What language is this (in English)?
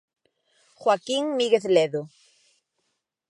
Galician